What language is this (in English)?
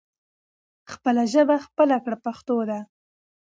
Pashto